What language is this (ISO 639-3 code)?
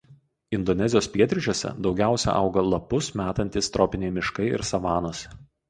lit